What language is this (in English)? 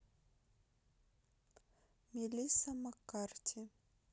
Russian